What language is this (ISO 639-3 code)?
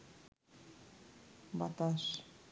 ben